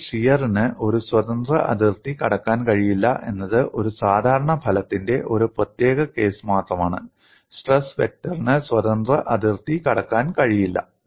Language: Malayalam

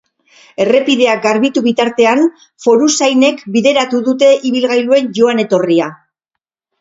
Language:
Basque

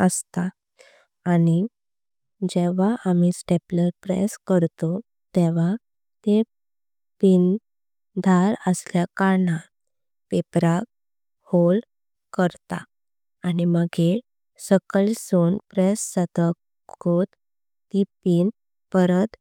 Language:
Konkani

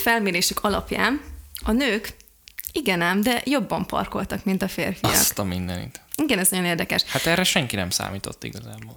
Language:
Hungarian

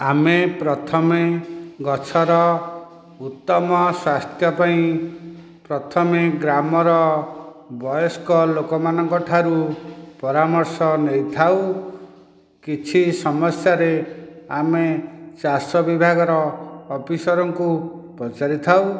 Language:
Odia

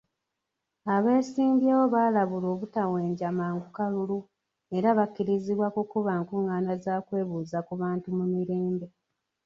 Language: Ganda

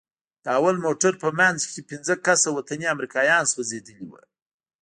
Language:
Pashto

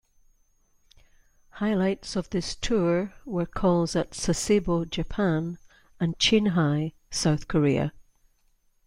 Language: English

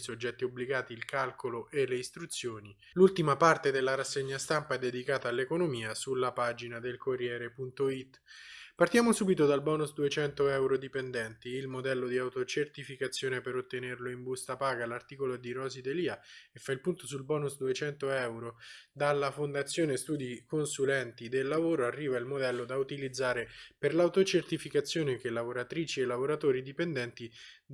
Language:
Italian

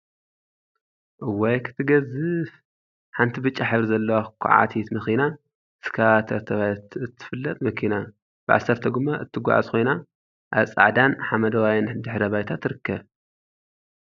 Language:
Tigrinya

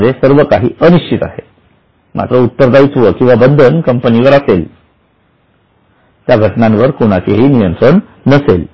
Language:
Marathi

